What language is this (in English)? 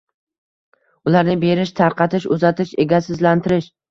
Uzbek